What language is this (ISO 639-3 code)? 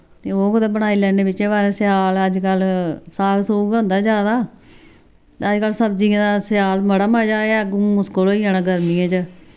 doi